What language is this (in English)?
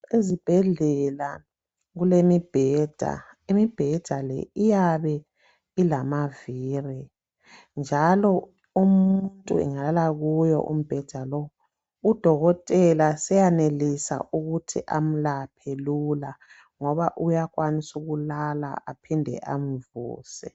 North Ndebele